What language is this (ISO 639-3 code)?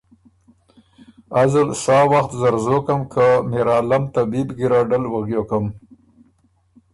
oru